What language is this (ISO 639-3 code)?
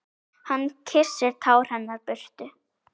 isl